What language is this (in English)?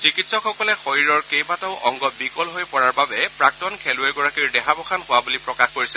Assamese